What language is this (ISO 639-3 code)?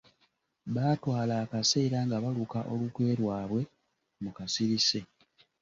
lug